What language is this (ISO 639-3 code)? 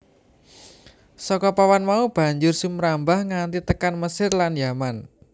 jav